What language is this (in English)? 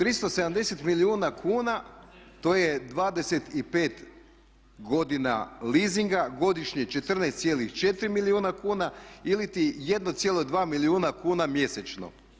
Croatian